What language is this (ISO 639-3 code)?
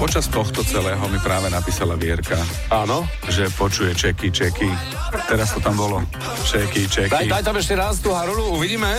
slk